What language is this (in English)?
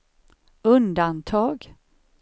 Swedish